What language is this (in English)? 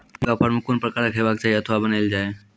Maithili